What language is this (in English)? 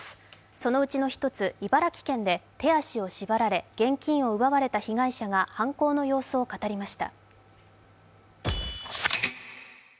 Japanese